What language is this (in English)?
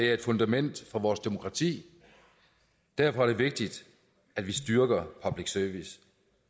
Danish